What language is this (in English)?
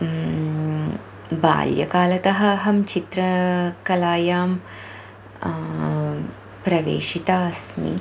Sanskrit